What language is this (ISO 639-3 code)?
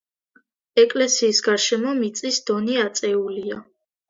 kat